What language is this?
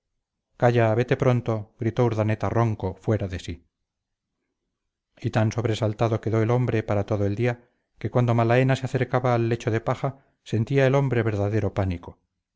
Spanish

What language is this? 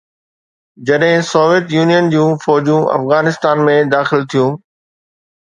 Sindhi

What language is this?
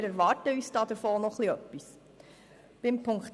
Swiss German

